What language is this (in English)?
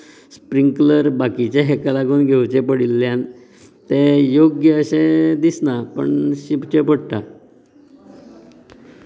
Konkani